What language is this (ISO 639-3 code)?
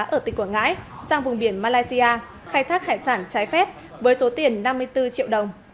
vie